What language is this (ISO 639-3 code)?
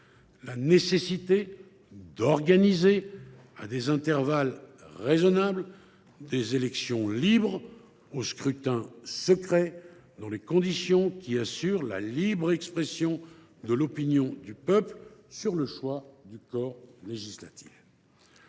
fra